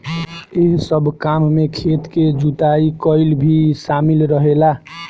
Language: Bhojpuri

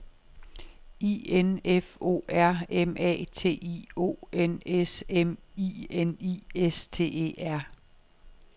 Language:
Danish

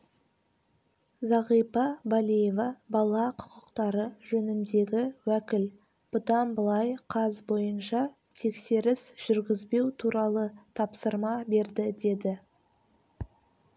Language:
Kazakh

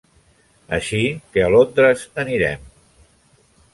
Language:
Catalan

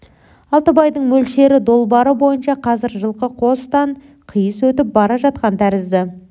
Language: Kazakh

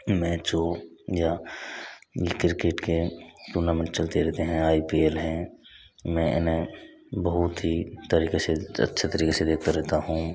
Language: Hindi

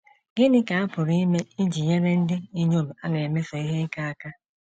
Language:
Igbo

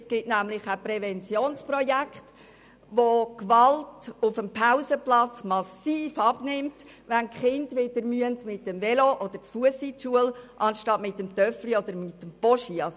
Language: Swiss German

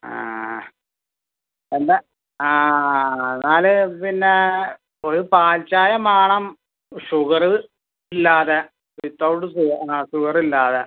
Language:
Malayalam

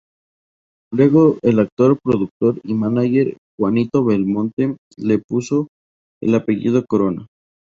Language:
Spanish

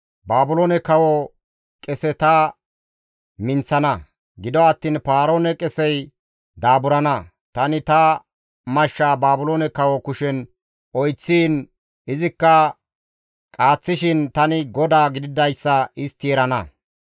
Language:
Gamo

